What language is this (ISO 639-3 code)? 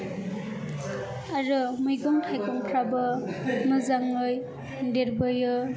brx